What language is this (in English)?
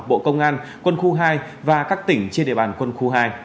Vietnamese